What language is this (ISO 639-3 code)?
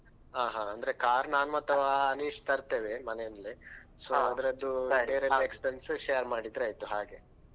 kan